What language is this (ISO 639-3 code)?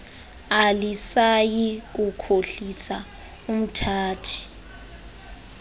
xho